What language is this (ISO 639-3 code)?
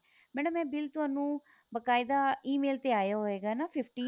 pan